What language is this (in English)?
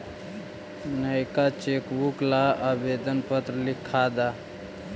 Magahi